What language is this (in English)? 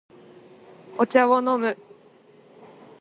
Japanese